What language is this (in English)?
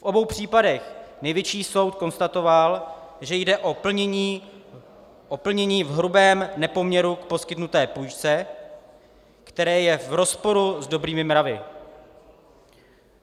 Czech